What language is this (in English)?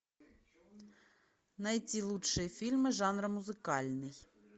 Russian